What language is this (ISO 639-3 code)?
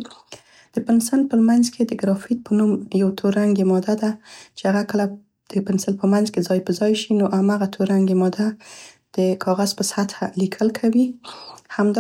pst